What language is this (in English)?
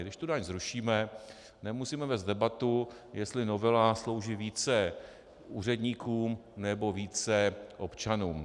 Czech